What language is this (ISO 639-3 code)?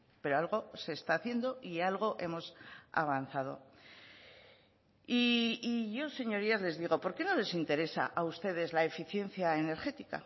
spa